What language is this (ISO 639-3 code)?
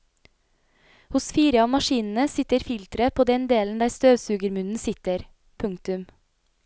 nor